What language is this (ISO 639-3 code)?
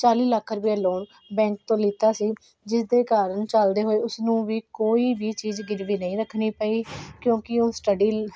pan